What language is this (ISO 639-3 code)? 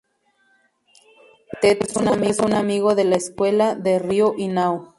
spa